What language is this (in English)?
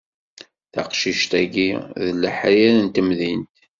Kabyle